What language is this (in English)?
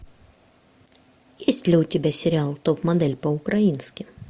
Russian